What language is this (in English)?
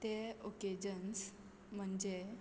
Konkani